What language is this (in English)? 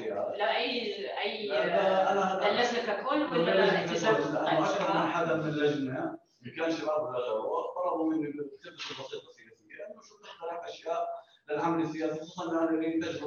Arabic